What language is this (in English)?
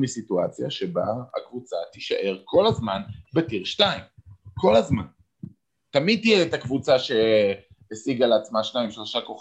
Hebrew